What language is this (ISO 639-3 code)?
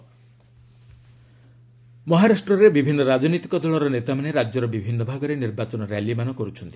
ori